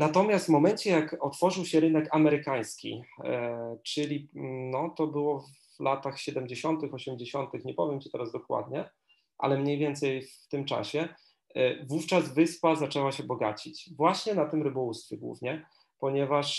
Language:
Polish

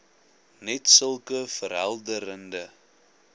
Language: Afrikaans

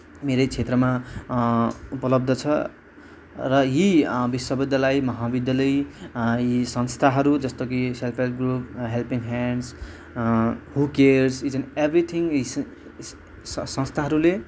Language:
Nepali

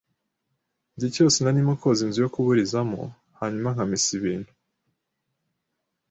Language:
Kinyarwanda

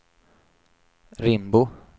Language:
Swedish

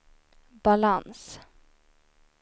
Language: Swedish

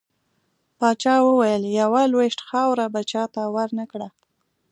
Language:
Pashto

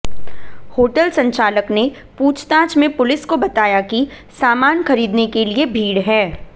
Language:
Hindi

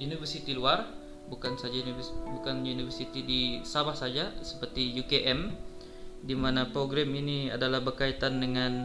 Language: Malay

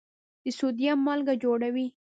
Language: Pashto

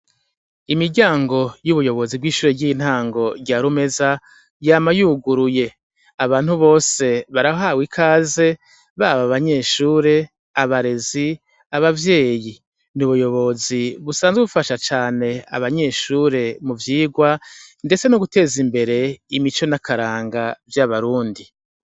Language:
Rundi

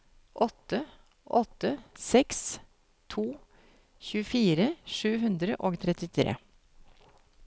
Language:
Norwegian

